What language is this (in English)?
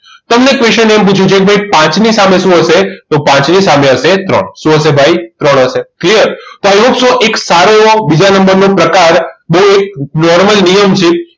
Gujarati